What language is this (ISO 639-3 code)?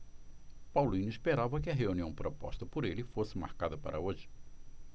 por